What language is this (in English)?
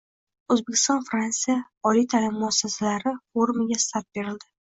Uzbek